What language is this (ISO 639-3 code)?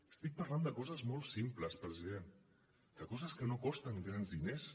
cat